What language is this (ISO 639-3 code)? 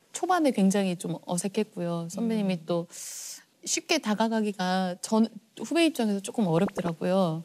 kor